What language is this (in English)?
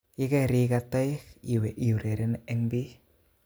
Kalenjin